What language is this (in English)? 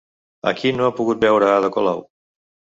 Catalan